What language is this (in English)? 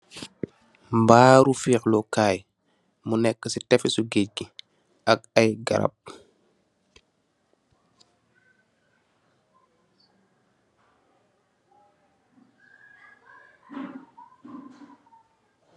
Wolof